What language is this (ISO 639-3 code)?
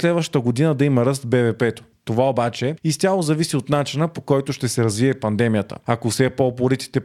bul